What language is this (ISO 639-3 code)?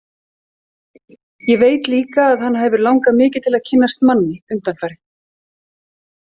isl